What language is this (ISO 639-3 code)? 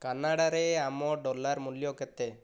ori